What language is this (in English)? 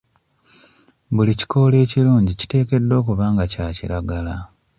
Ganda